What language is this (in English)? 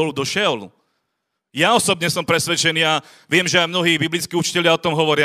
Slovak